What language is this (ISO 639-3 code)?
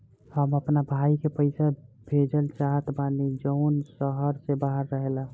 bho